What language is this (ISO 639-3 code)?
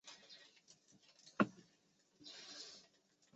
zho